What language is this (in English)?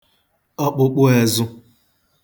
Igbo